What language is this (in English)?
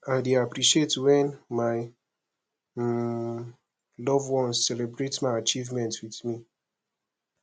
Nigerian Pidgin